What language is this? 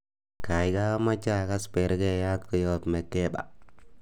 Kalenjin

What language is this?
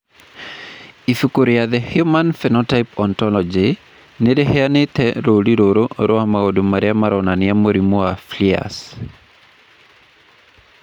Kikuyu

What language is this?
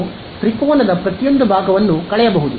Kannada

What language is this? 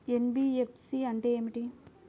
Telugu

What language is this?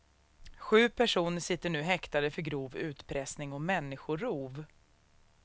Swedish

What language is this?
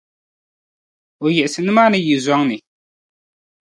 Dagbani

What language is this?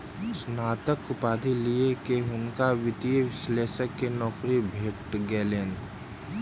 Maithili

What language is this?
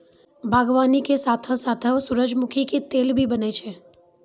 Maithili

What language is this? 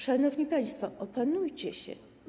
Polish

